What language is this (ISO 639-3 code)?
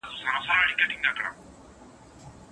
pus